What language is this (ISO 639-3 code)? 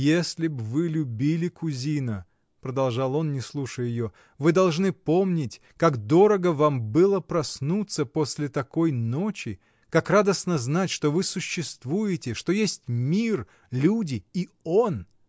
rus